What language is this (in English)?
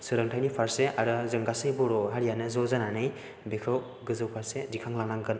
Bodo